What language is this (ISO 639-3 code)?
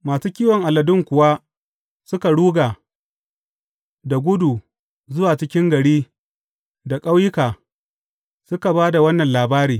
hau